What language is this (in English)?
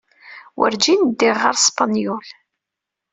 Kabyle